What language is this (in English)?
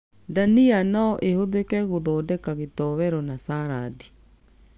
Kikuyu